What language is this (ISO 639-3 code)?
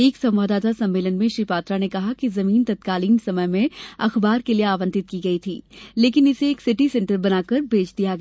hin